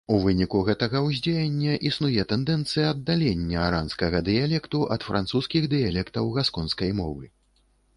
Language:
Belarusian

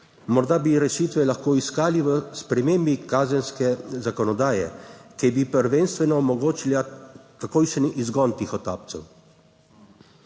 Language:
Slovenian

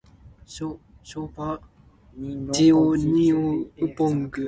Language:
Min Nan Chinese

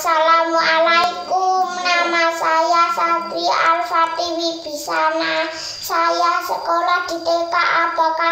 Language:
Indonesian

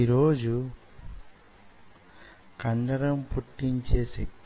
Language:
Telugu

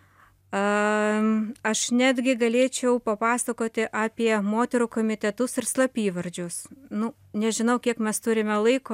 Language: Lithuanian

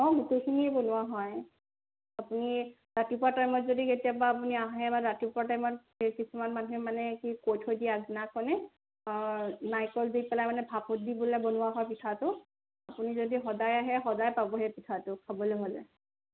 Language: Assamese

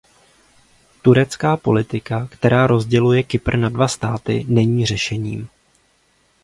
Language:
Czech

